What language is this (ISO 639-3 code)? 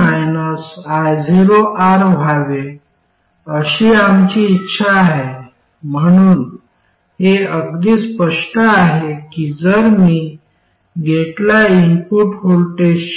mar